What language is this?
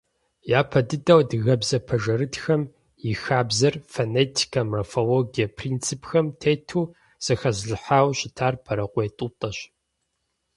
Kabardian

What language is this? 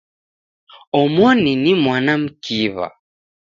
Taita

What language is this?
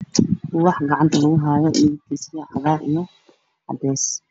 Somali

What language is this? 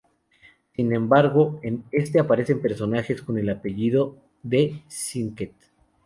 Spanish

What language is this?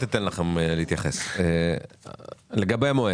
Hebrew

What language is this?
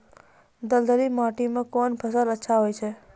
Maithili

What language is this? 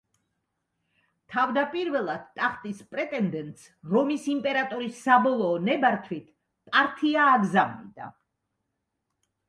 Georgian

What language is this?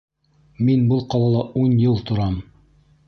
Bashkir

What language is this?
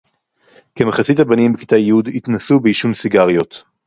Hebrew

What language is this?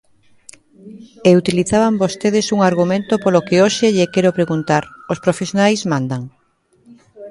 Galician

